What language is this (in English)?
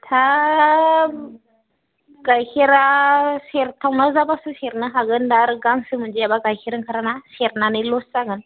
Bodo